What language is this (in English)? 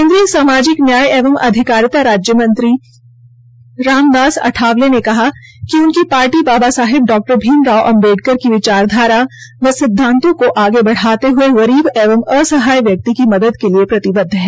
Hindi